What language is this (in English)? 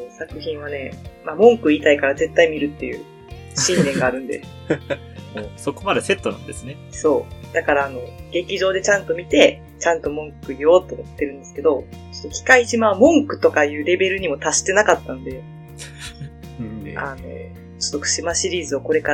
Japanese